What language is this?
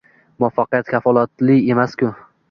Uzbek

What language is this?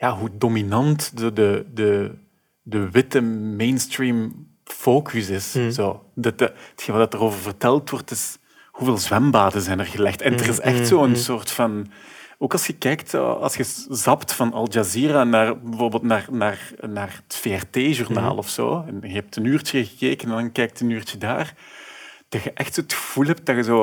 Dutch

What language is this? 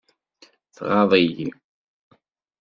Kabyle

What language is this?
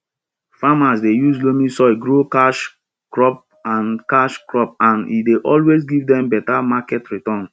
Nigerian Pidgin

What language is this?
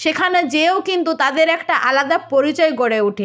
Bangla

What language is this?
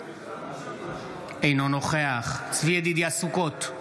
Hebrew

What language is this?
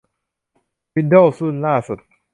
Thai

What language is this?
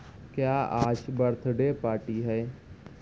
Urdu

